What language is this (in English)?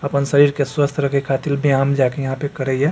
Maithili